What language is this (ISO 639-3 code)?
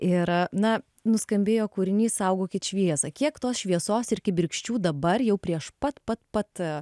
lit